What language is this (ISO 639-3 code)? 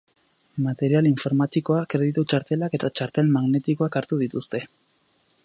eus